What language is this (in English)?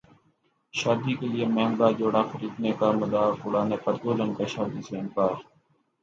Urdu